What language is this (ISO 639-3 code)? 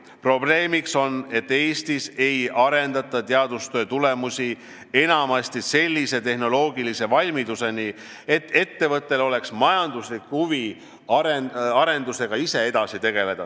est